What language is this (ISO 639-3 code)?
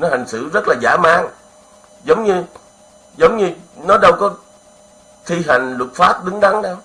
vie